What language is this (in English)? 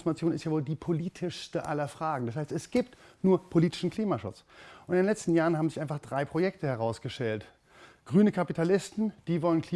German